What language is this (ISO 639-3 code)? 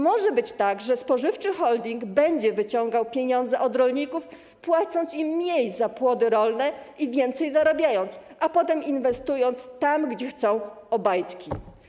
pol